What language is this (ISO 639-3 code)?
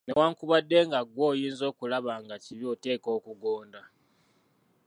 lug